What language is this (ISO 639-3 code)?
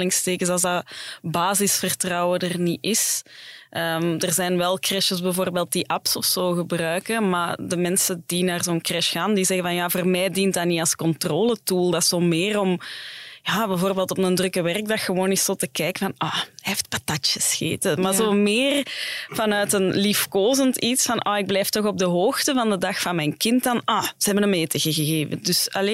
nld